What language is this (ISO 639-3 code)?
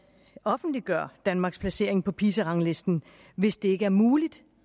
dan